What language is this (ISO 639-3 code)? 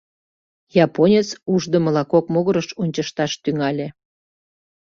chm